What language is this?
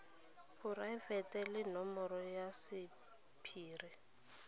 Tswana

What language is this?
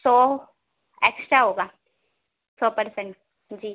Urdu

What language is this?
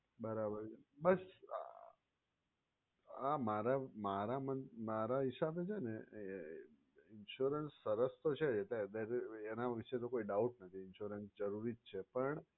Gujarati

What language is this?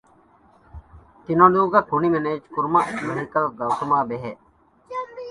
Divehi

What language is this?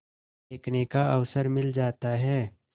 Hindi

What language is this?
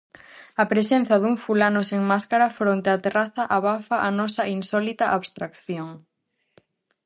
Galician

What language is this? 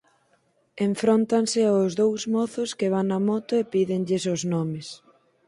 Galician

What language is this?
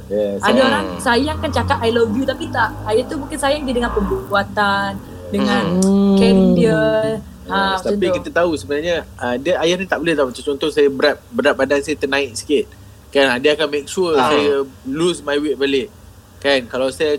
Malay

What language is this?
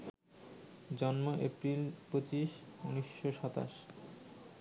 Bangla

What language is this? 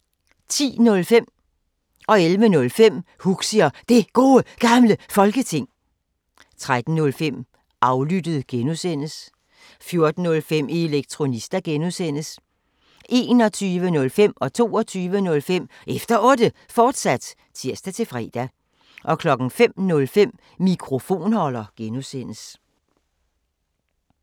Danish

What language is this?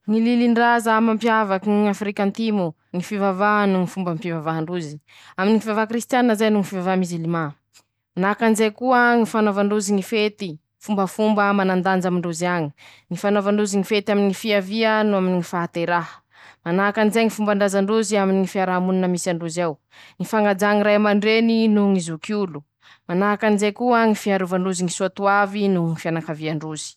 Masikoro Malagasy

